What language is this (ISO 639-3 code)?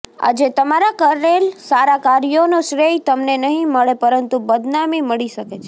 guj